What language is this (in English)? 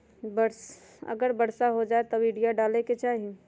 Magahi